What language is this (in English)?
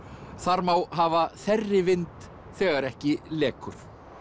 Icelandic